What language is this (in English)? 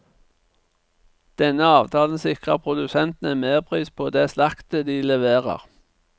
Norwegian